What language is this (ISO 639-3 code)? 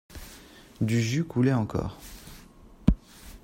fra